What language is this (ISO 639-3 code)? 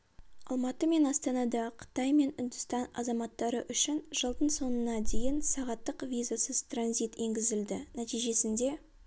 kaz